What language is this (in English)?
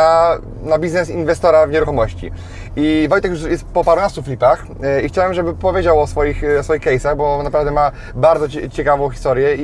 Polish